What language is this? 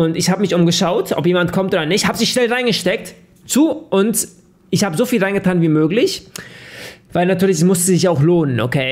German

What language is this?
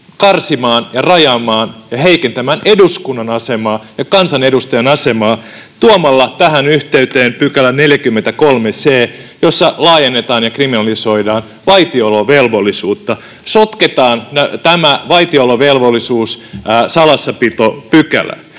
Finnish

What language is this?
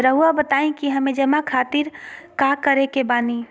Magahi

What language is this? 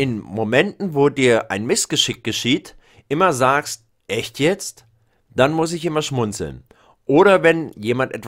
German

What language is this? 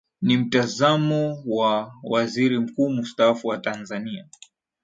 Swahili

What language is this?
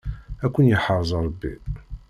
Kabyle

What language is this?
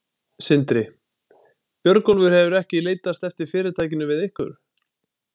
Icelandic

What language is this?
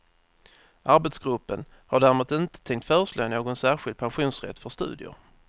Swedish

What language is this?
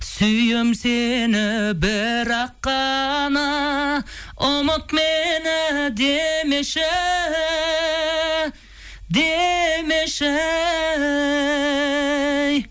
Kazakh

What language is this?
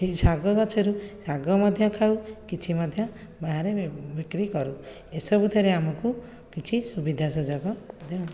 Odia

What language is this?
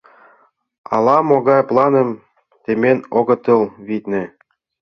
Mari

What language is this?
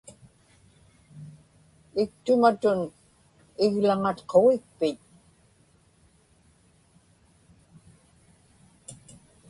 Inupiaq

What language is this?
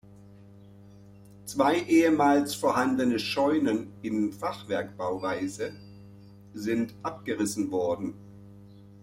German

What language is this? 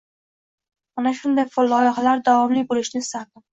Uzbek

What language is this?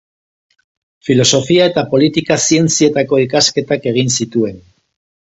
Basque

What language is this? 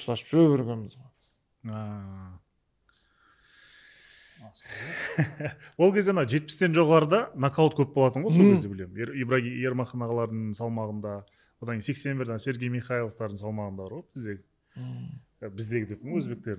Turkish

